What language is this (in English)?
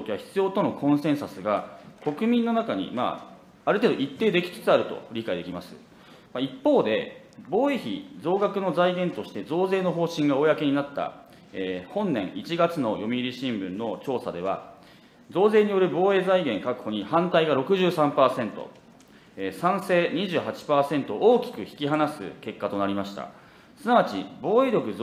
Japanese